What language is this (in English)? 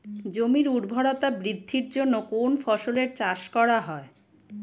Bangla